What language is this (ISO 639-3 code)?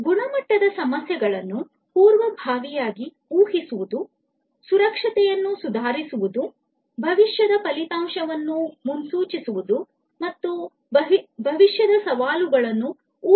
kan